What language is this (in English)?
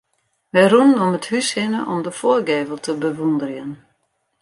Western Frisian